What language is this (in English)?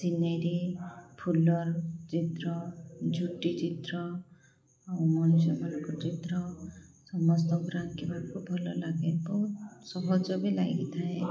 Odia